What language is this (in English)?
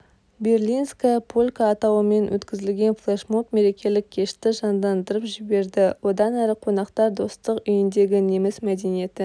Kazakh